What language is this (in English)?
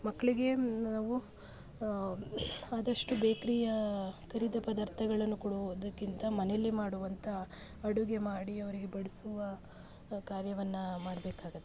Kannada